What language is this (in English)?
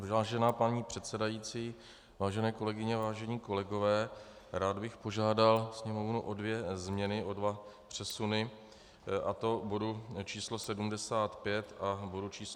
Czech